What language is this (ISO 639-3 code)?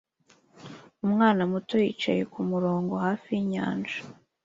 kin